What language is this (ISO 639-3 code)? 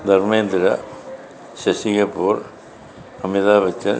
mal